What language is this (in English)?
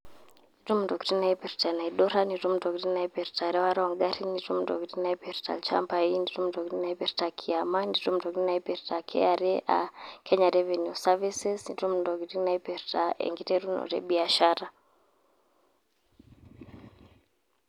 Masai